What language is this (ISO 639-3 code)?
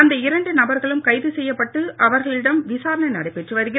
tam